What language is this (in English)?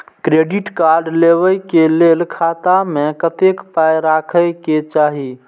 Maithili